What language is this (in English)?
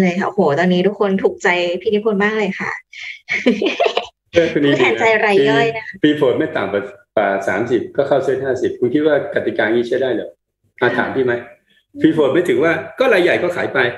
Thai